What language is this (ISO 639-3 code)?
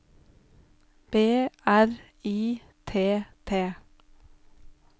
nor